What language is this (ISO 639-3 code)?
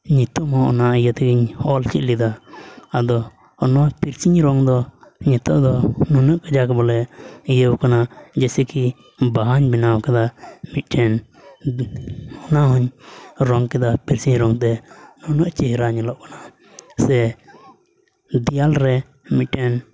sat